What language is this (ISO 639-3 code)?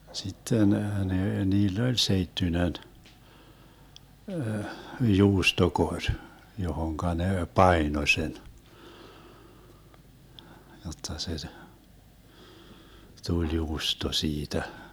fin